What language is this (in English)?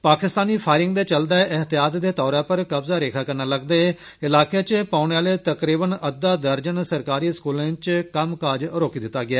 Dogri